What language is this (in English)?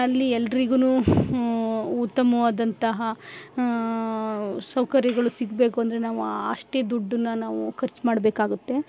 Kannada